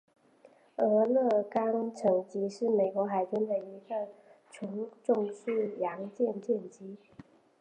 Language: Chinese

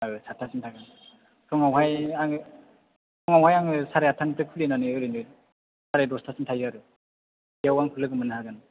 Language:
Bodo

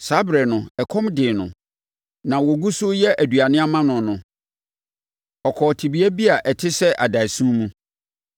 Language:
Akan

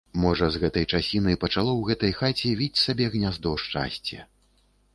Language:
Belarusian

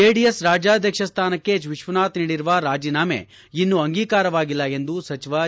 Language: Kannada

